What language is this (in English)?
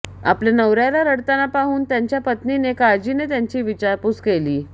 Marathi